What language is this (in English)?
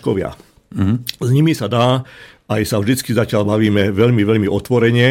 Slovak